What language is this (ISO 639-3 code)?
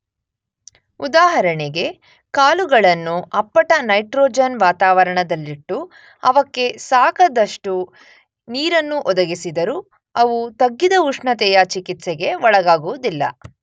kan